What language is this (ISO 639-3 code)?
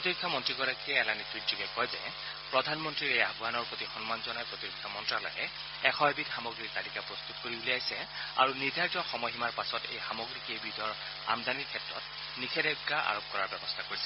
asm